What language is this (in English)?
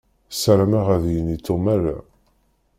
Kabyle